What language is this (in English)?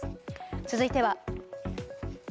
Japanese